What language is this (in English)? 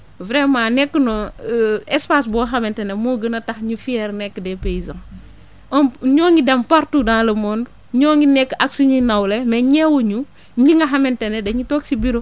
Wolof